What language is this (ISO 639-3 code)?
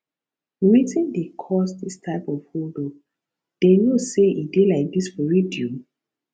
pcm